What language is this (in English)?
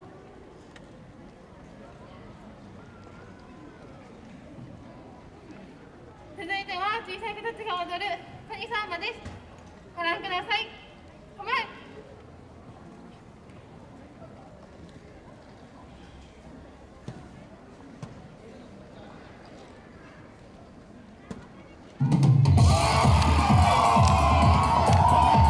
Japanese